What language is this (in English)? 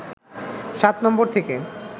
Bangla